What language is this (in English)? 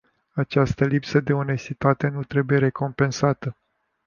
Romanian